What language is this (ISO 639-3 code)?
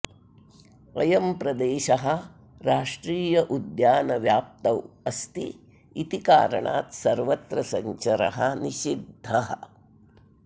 san